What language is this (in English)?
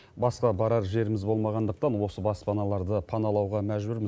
Kazakh